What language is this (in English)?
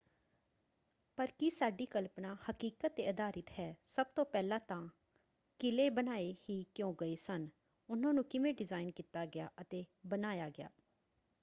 Punjabi